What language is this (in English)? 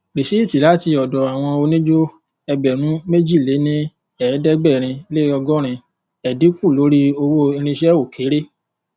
Yoruba